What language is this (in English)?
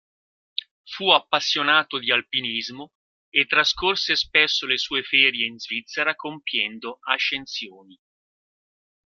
Italian